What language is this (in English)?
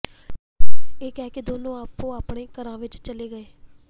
Punjabi